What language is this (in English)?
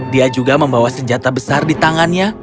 Indonesian